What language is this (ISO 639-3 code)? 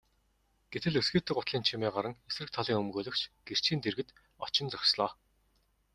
mon